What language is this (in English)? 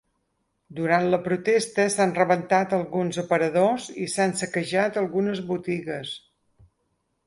Catalan